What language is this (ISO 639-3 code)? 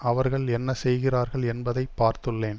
tam